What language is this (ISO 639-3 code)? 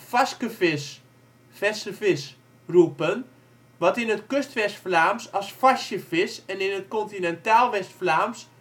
nld